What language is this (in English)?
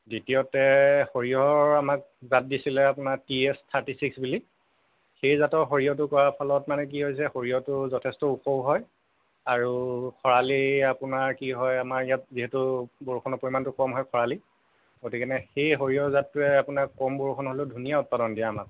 Assamese